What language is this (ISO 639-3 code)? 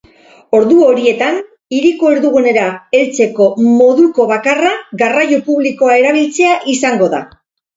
eus